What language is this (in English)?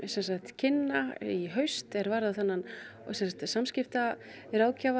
Icelandic